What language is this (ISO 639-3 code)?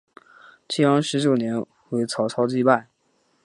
zho